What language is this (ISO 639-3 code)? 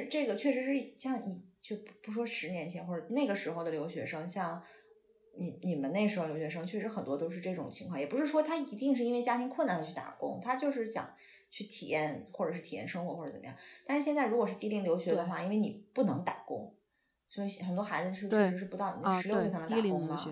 zho